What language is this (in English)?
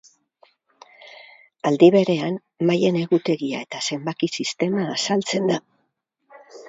Basque